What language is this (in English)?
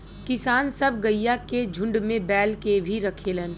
Bhojpuri